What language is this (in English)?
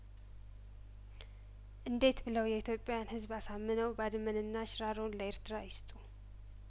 Amharic